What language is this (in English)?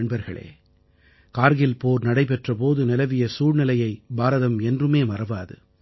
Tamil